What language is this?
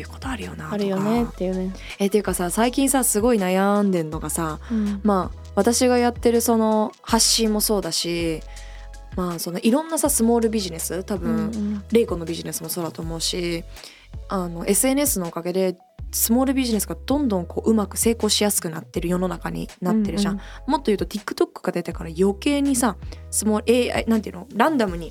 Japanese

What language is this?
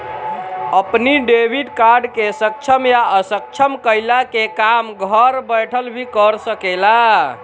Bhojpuri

